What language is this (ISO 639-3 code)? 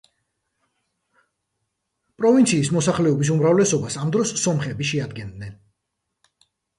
kat